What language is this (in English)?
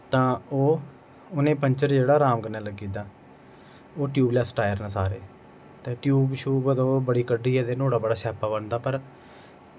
Dogri